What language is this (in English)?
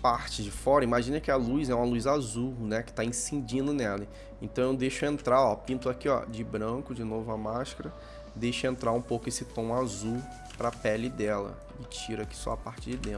Portuguese